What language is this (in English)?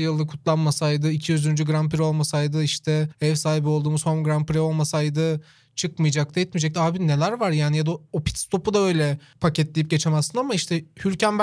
Turkish